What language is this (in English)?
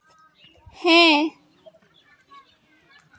Santali